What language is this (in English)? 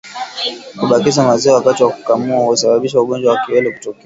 Swahili